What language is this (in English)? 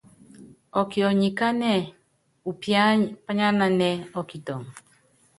Yangben